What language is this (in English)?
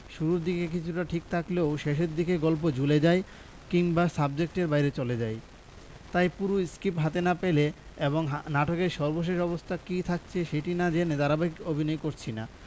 Bangla